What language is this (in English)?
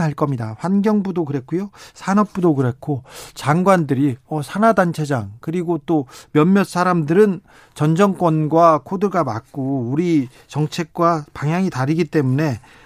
Korean